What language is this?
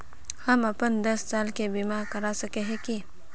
Magahi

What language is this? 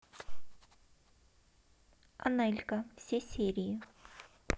Russian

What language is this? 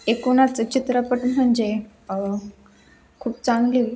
Marathi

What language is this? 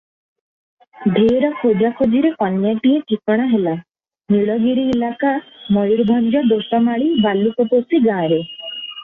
Odia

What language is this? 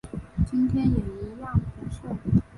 Chinese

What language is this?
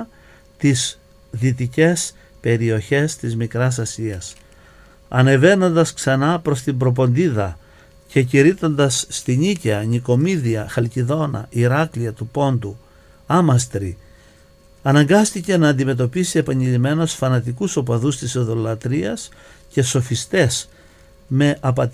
Greek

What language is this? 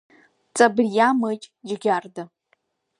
Abkhazian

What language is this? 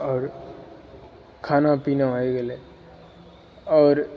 Maithili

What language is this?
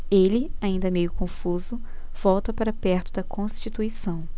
Portuguese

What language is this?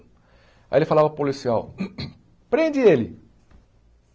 Portuguese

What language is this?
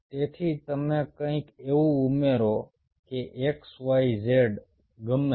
Gujarati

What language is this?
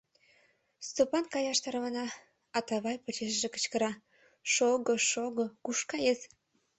Mari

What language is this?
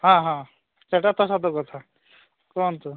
Odia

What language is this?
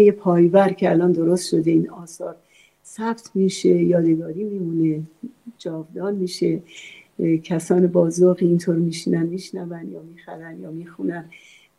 Persian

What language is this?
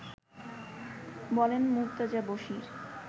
Bangla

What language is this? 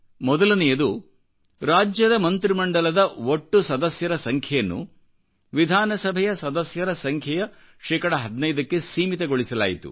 Kannada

